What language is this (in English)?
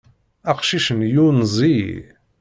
Kabyle